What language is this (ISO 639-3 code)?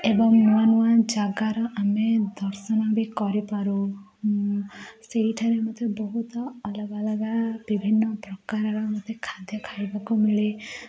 ori